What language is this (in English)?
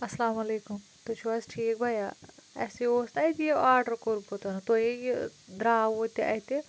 Kashmiri